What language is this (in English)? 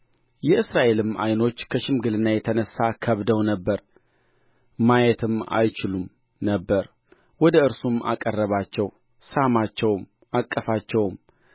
Amharic